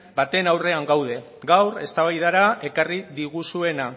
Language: Basque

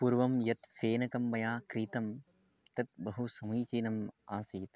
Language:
Sanskrit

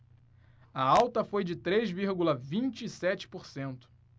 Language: Portuguese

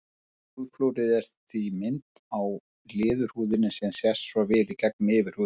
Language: Icelandic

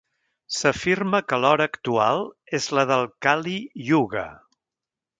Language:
Catalan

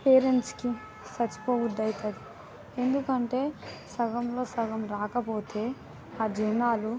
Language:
Telugu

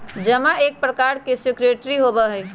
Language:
Magahi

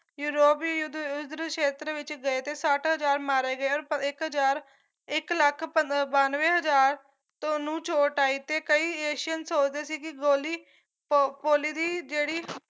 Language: Punjabi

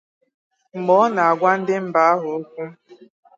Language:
Igbo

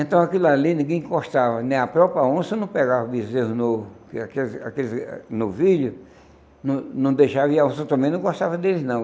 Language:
Portuguese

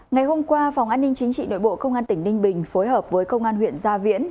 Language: Vietnamese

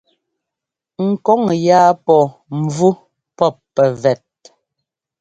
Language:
Ngomba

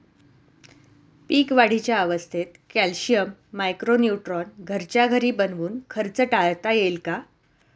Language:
Marathi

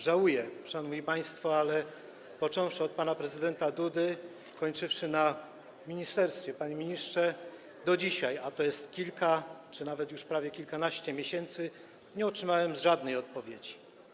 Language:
Polish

